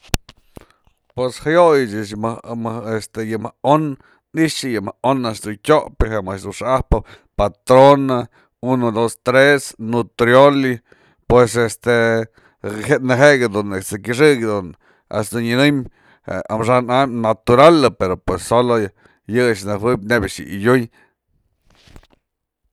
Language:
Mazatlán Mixe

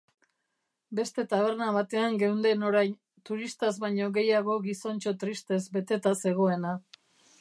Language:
Basque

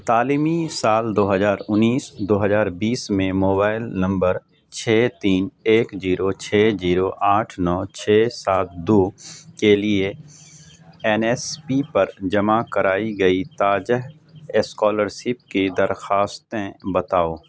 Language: Urdu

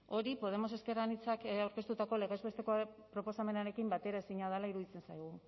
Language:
Basque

